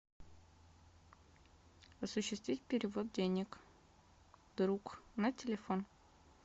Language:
Russian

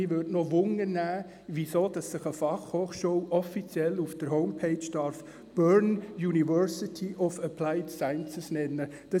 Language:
Swiss German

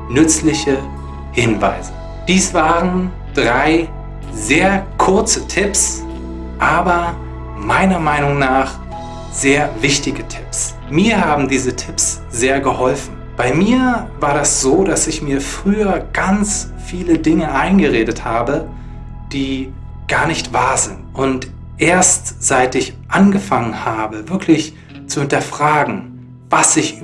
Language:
German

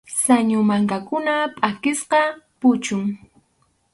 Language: Arequipa-La Unión Quechua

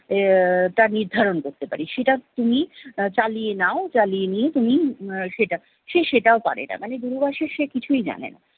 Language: Bangla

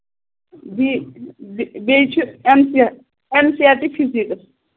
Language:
Kashmiri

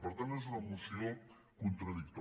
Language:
Catalan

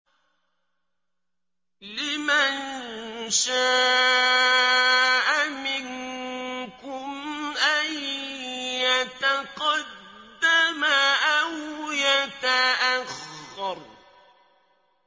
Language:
Arabic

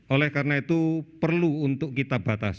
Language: Indonesian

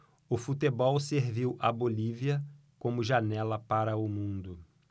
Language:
Portuguese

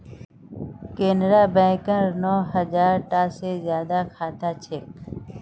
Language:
Magahi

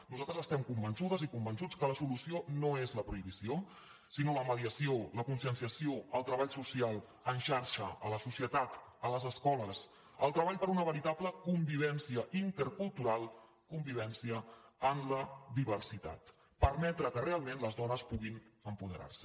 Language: Catalan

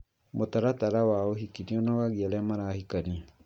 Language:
Kikuyu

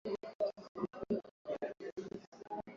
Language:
Swahili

